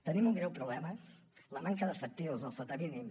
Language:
Catalan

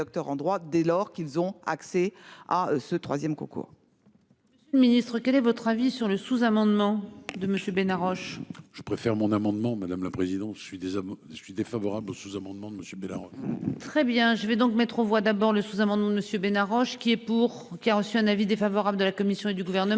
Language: French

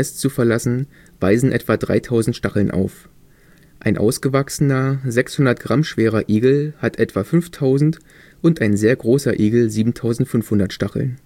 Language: German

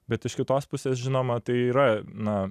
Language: Lithuanian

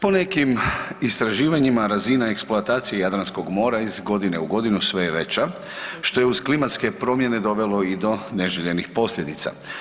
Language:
Croatian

